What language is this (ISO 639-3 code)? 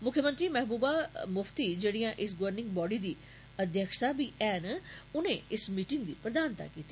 doi